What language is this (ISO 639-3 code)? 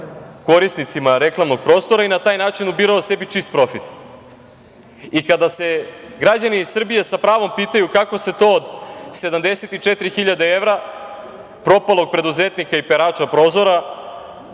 srp